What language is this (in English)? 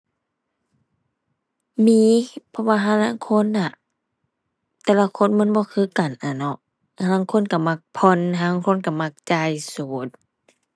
Thai